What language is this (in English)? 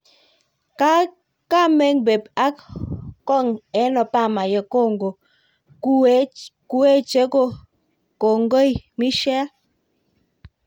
Kalenjin